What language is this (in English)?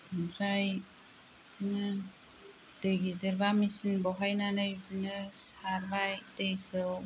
Bodo